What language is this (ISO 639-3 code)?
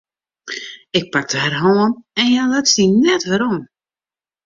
fry